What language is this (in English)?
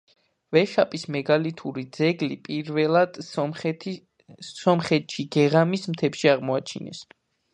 Georgian